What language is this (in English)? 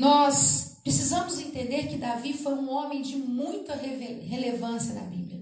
Portuguese